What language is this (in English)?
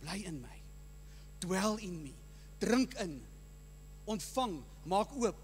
Dutch